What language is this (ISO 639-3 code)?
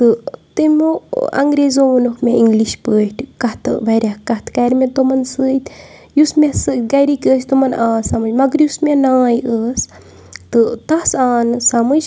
kas